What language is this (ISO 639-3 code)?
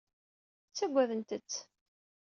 kab